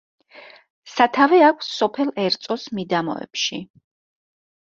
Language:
Georgian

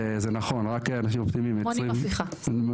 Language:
Hebrew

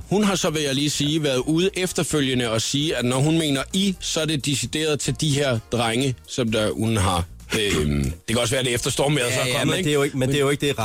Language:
Danish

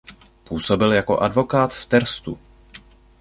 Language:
Czech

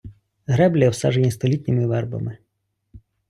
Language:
Ukrainian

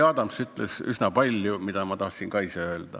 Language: Estonian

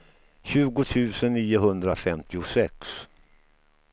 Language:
Swedish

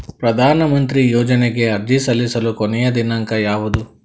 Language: Kannada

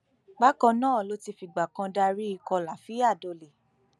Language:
Yoruba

